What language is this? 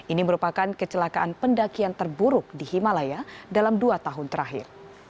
Indonesian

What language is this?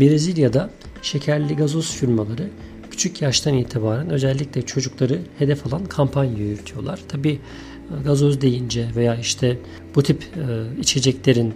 Turkish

